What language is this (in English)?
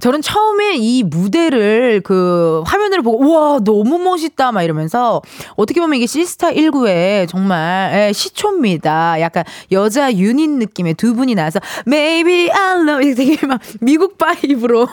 Korean